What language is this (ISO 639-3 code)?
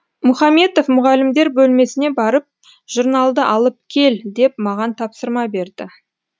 kaz